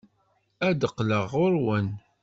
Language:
Kabyle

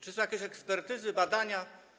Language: Polish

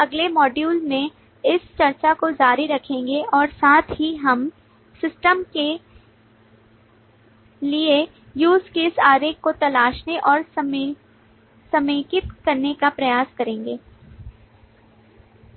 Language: Hindi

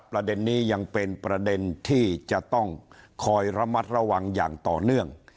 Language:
Thai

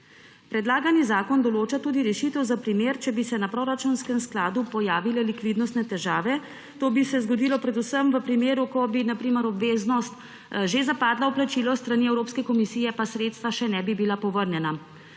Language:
Slovenian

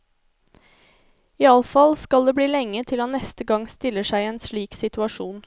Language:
Norwegian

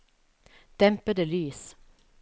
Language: Norwegian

